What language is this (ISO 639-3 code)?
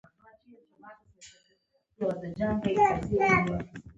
pus